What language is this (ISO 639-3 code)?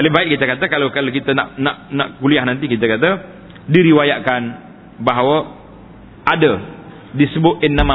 msa